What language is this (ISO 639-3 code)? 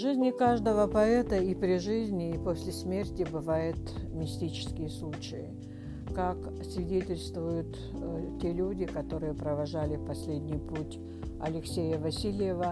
rus